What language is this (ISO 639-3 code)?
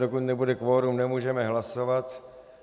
ces